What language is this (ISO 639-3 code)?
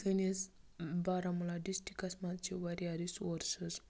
kas